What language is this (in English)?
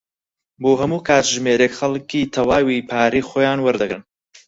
Central Kurdish